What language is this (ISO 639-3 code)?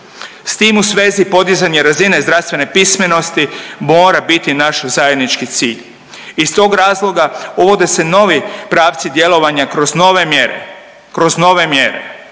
hrv